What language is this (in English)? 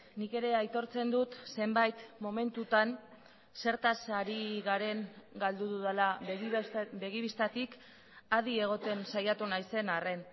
Basque